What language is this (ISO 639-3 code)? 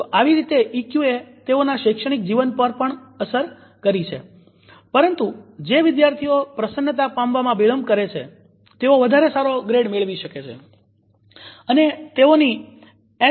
guj